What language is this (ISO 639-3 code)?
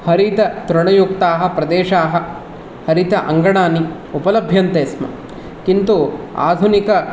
san